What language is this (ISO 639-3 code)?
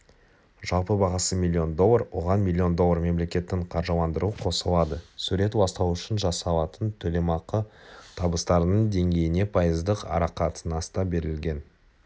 kaz